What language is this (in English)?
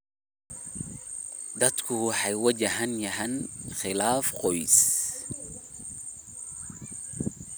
Somali